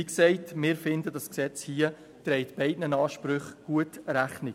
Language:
Swiss German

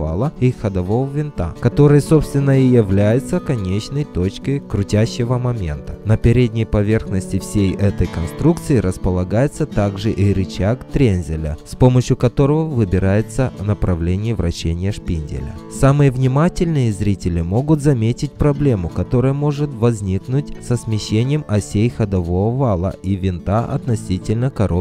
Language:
Russian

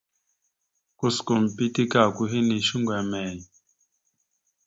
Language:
Mada (Cameroon)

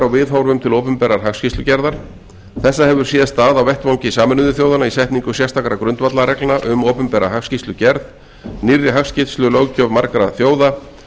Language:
Icelandic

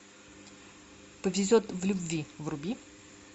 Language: Russian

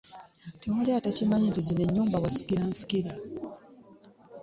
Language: Ganda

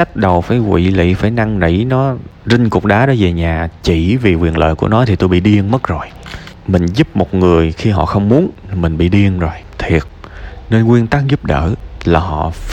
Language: Vietnamese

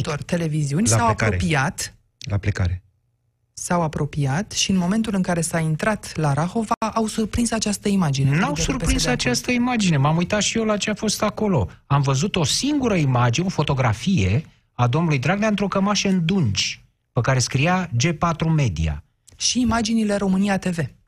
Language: Romanian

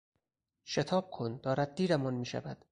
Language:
Persian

